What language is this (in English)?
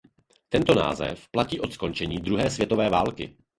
Czech